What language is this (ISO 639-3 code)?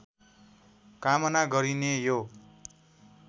nep